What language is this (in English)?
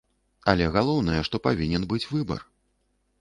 Belarusian